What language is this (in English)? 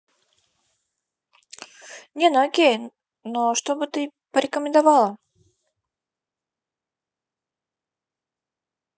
Russian